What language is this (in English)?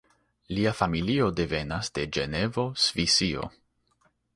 Esperanto